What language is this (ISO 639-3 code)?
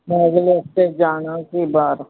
pan